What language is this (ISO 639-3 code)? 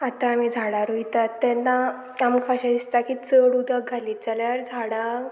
kok